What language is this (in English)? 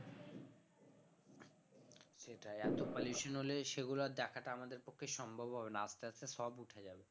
Bangla